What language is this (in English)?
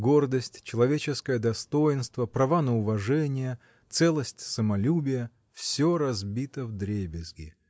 Russian